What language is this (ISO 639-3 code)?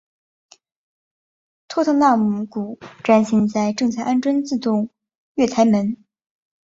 zho